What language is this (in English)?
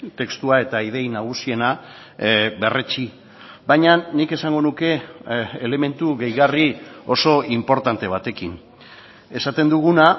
Basque